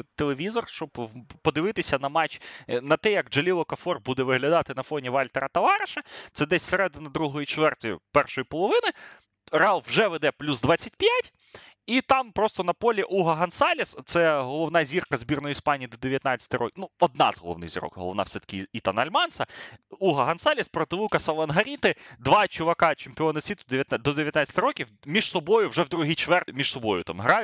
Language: Ukrainian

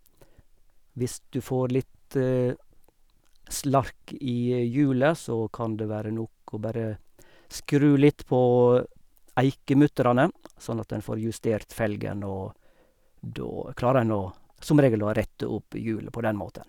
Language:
Norwegian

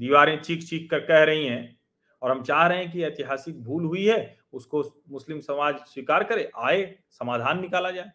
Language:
Hindi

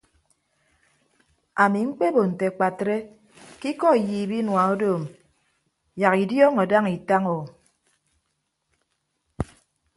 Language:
Ibibio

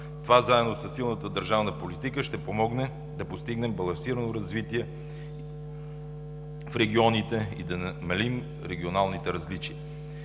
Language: Bulgarian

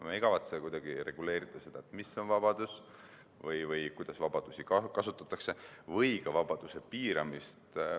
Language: Estonian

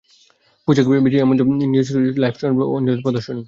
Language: Bangla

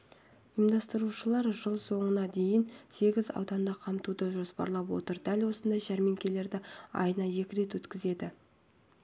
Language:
Kazakh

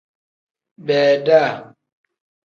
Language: Tem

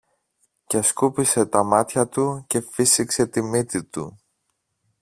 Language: Greek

